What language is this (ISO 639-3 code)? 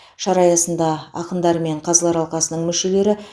kaz